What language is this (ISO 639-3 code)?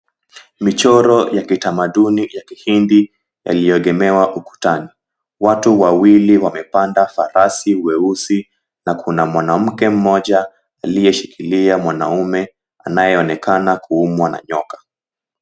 swa